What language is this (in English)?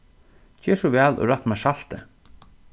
Faroese